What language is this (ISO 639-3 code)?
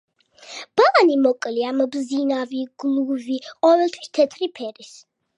kat